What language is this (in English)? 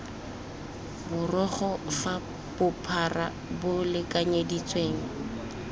Tswana